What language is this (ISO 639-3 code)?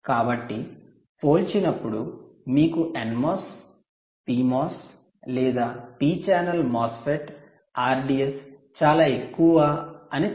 tel